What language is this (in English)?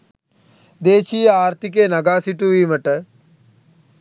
Sinhala